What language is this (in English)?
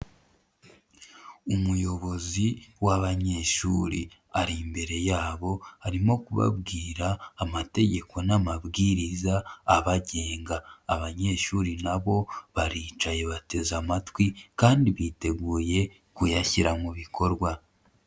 Kinyarwanda